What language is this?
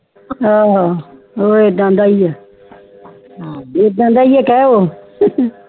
Punjabi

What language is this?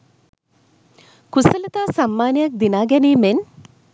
Sinhala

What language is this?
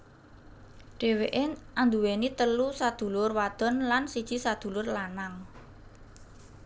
Javanese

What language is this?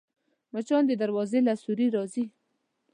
Pashto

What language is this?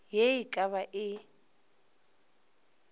Northern Sotho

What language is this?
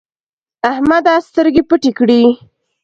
Pashto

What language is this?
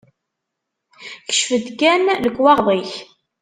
Kabyle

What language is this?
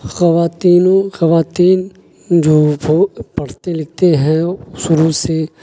Urdu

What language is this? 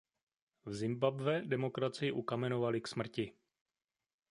Czech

